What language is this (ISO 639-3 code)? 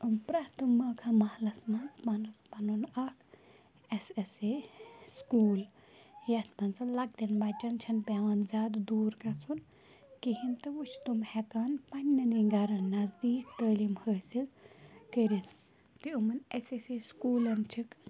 kas